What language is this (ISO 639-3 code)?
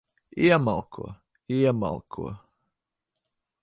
lav